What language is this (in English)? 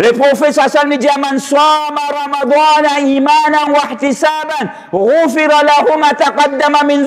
French